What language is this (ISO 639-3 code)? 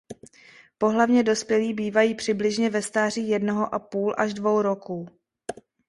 ces